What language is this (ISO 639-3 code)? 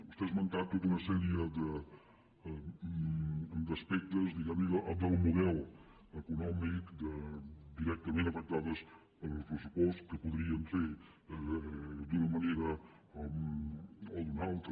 cat